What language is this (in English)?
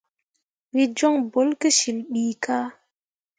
Mundang